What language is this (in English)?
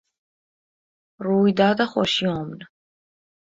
Persian